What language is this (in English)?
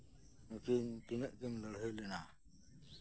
Santali